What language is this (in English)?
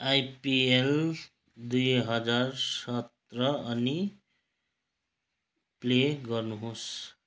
Nepali